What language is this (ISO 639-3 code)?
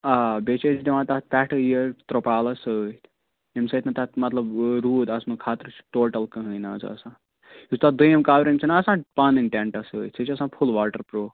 kas